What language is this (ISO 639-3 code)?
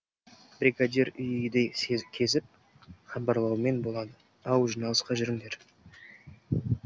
kaz